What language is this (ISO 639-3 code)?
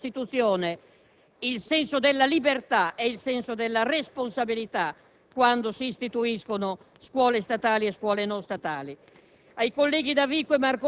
ita